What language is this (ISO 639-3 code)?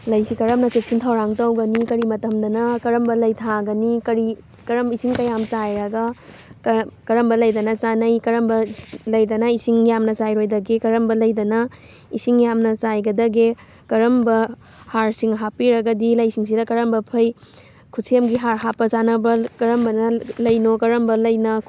mni